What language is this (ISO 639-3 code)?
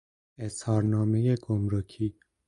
fas